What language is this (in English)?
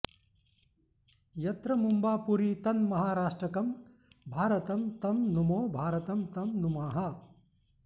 Sanskrit